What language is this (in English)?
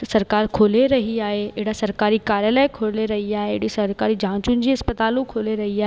Sindhi